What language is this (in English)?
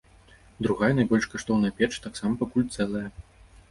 Belarusian